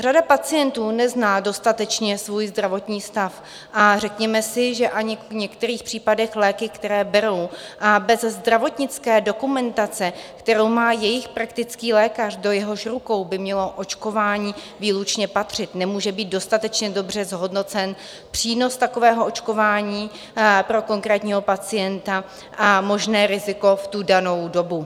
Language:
Czech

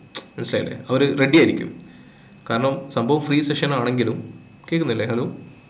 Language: Malayalam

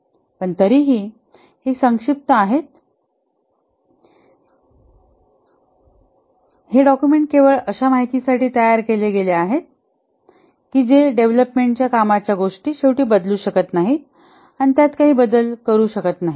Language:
Marathi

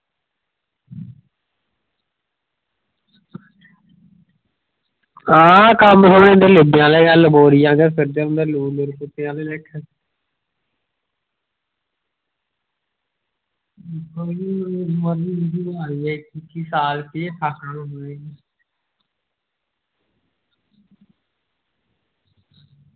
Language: Dogri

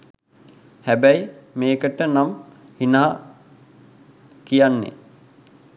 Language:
Sinhala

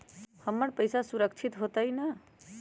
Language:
Magahi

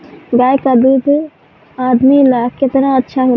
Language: Bhojpuri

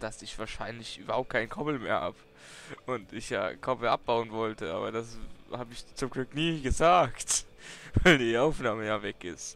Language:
German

